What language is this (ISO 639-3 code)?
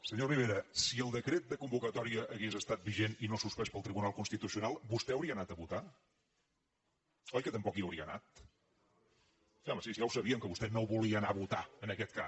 cat